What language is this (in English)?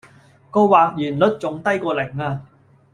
Cantonese